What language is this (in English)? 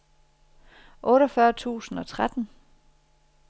Danish